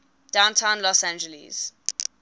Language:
English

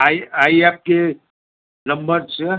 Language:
Gujarati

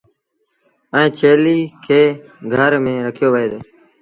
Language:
Sindhi Bhil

